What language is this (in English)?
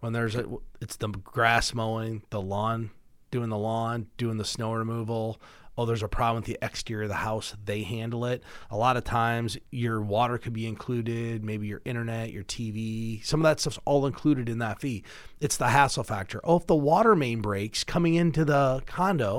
English